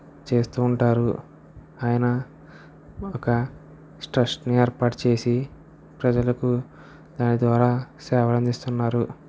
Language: Telugu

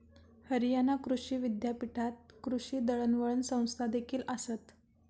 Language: Marathi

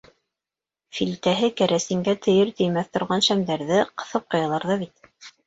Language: Bashkir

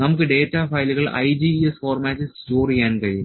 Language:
Malayalam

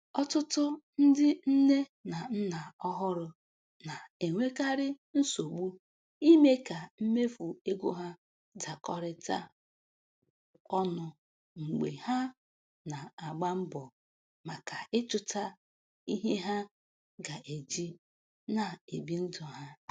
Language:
Igbo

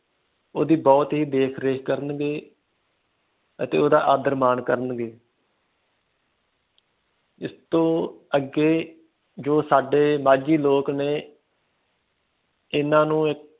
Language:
Punjabi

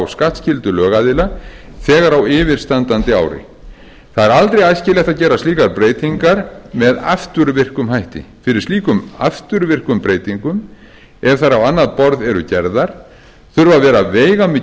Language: Icelandic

